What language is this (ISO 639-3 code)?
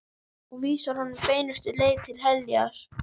isl